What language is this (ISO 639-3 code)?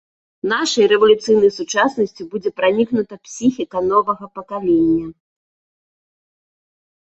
bel